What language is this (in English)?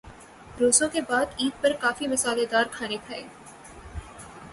Urdu